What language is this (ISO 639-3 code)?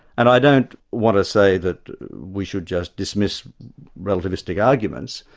eng